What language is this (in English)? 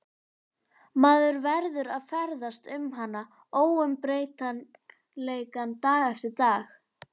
Icelandic